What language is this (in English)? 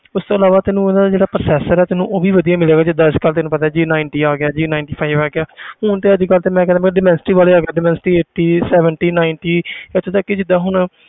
Punjabi